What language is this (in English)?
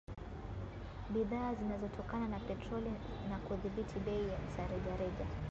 Swahili